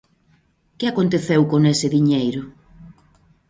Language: Galician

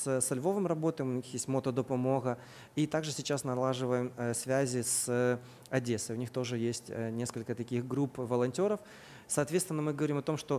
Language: Russian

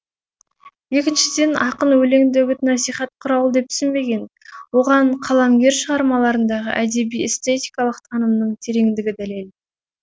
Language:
Kazakh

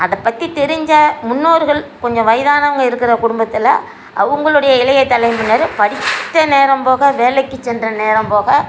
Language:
Tamil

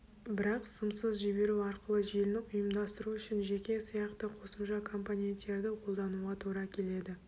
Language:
Kazakh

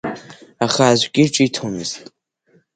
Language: Abkhazian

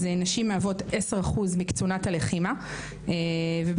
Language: Hebrew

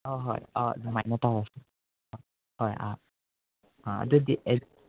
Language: Manipuri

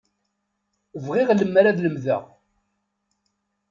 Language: Kabyle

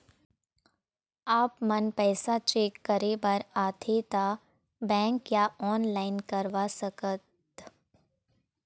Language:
Chhattisgarhi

